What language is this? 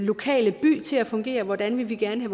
Danish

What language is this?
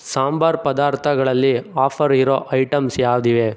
Kannada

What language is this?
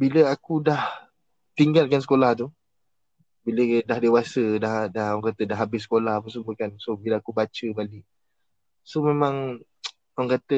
Malay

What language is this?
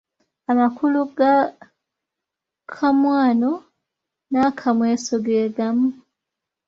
Ganda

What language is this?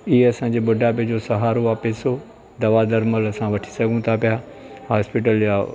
Sindhi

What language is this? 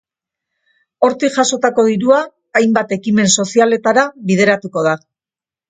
Basque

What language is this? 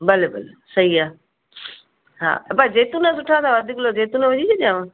Sindhi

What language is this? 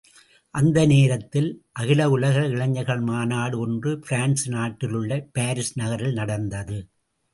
Tamil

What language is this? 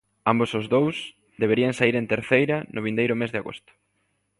Galician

